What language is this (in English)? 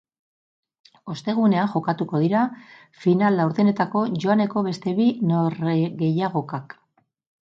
Basque